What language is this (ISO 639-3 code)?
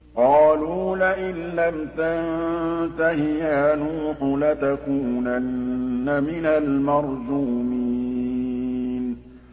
ara